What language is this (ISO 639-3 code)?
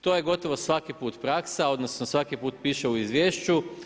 hrv